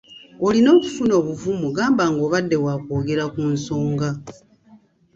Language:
Ganda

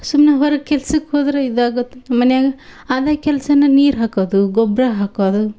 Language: Kannada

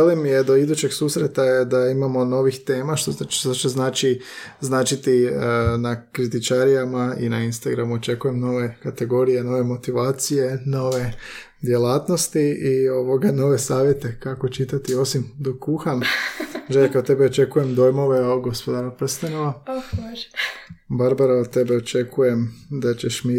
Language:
Croatian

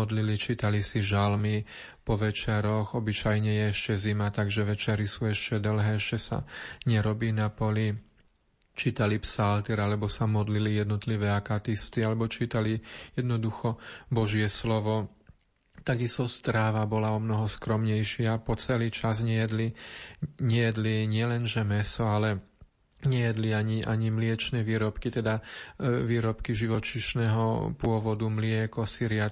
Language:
Slovak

